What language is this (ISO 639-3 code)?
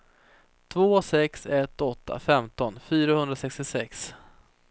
swe